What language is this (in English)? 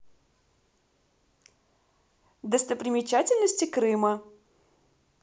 Russian